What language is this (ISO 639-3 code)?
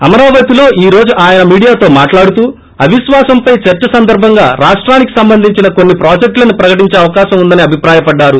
tel